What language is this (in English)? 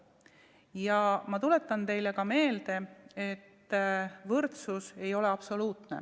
Estonian